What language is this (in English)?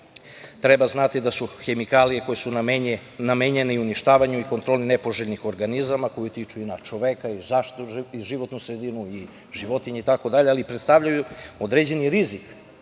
Serbian